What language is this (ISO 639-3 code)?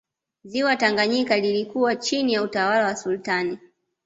swa